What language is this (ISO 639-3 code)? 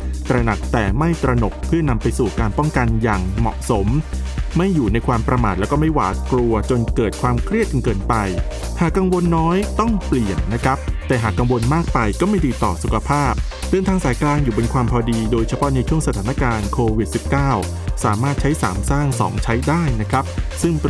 tha